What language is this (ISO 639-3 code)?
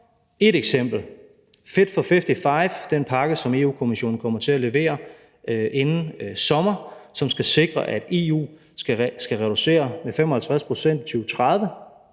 dan